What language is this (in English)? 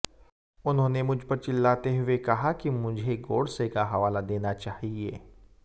Hindi